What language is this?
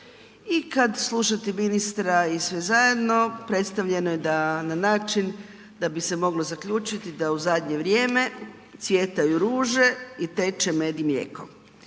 Croatian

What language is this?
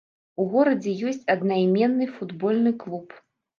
Belarusian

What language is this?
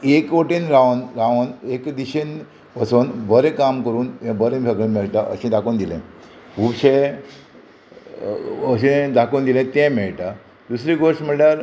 Konkani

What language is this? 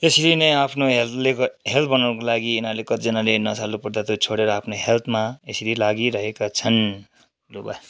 Nepali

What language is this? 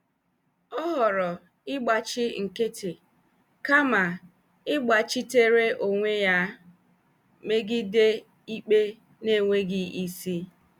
Igbo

